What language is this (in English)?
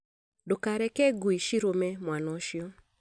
Kikuyu